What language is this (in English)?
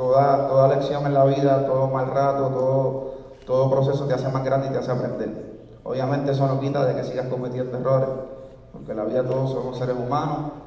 Spanish